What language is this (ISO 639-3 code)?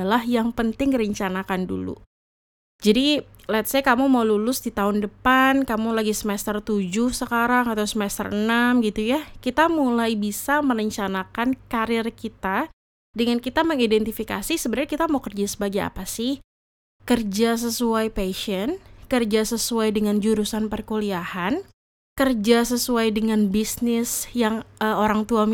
ind